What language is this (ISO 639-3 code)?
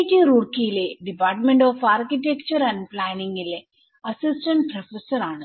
mal